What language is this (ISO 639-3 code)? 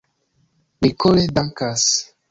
epo